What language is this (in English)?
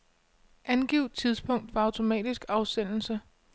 Danish